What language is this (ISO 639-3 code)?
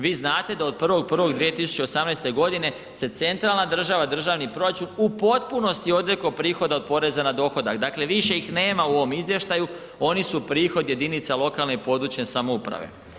hrv